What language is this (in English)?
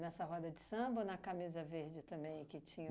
Portuguese